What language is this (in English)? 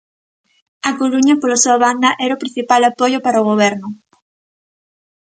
Galician